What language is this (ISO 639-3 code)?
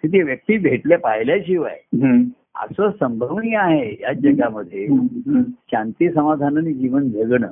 mar